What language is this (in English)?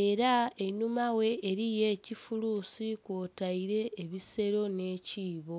Soga